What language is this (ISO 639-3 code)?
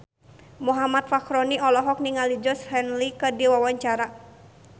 sun